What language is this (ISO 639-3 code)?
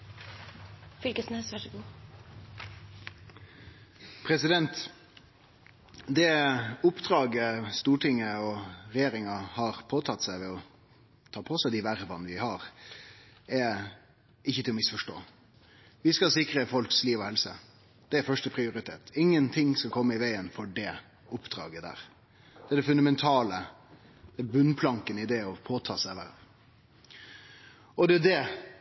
nor